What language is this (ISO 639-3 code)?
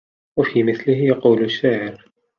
ara